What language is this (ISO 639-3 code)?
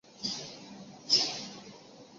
zho